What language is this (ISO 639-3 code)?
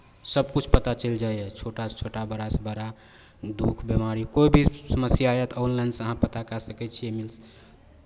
mai